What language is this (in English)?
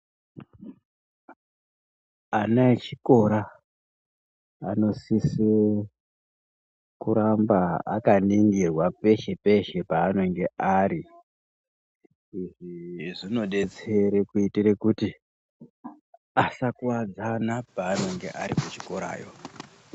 Ndau